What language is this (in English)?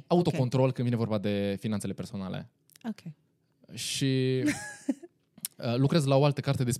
Romanian